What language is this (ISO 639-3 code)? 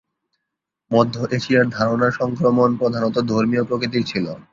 ben